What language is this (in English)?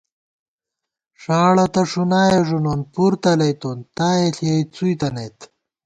Gawar-Bati